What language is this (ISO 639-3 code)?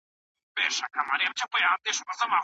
pus